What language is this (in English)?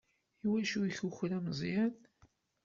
Kabyle